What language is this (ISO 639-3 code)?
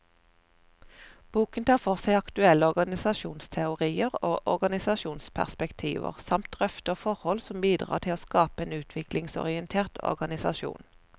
nor